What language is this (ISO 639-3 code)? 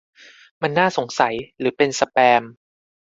tha